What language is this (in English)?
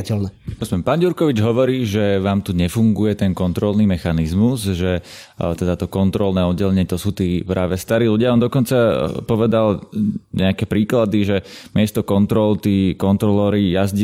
Slovak